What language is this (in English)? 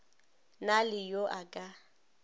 Northern Sotho